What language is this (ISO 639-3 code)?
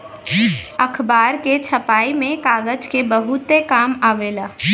bho